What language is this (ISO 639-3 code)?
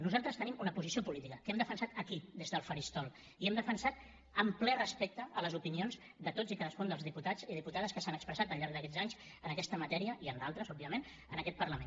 cat